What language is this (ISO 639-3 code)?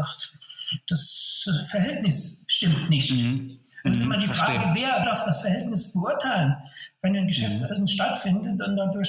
deu